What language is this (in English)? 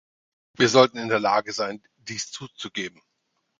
German